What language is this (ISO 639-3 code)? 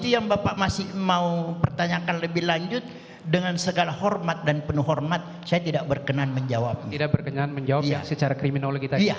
ind